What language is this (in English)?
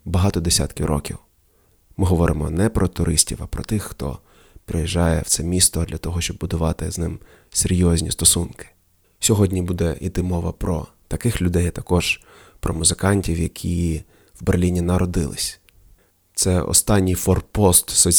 Ukrainian